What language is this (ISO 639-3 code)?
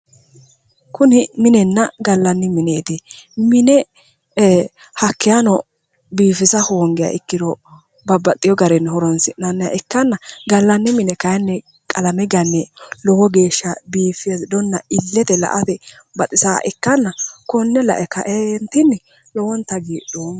sid